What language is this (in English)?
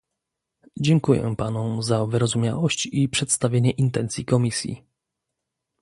Polish